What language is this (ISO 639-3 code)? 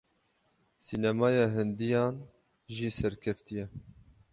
kur